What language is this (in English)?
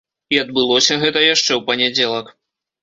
Belarusian